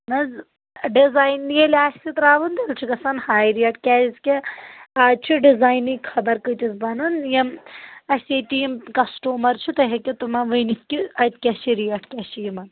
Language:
Kashmiri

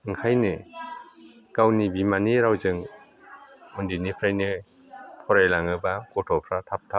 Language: Bodo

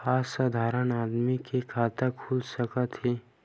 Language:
Chhattisgarhi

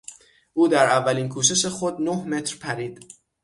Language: Persian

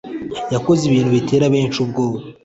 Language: Kinyarwanda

